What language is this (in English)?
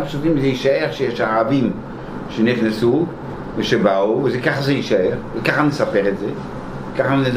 Hebrew